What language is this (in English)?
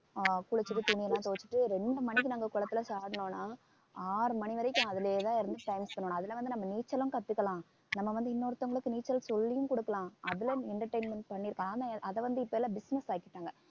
Tamil